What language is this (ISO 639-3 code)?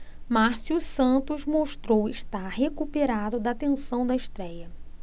por